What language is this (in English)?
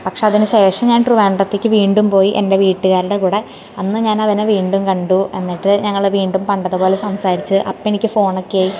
Malayalam